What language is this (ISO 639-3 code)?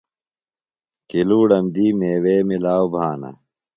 phl